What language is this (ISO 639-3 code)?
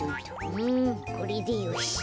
jpn